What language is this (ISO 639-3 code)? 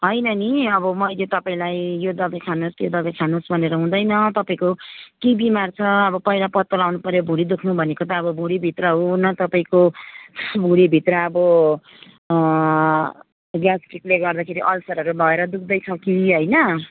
nep